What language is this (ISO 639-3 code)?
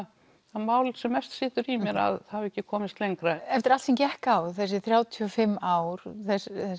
isl